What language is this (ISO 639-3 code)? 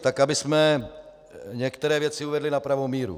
ces